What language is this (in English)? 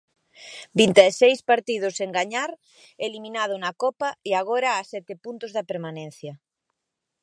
Galician